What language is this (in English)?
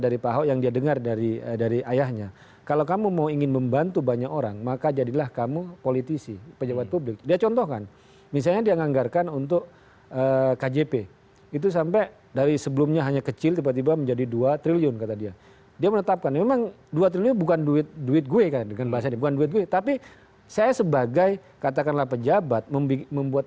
Indonesian